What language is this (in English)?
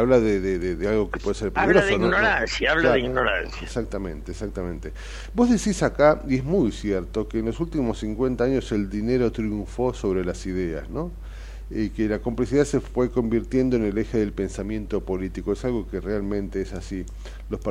Spanish